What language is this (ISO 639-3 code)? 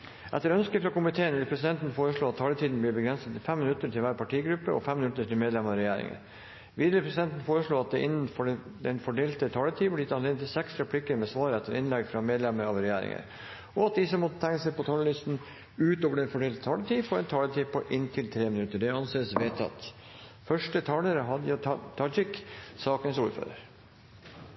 nor